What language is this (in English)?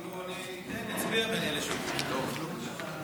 Hebrew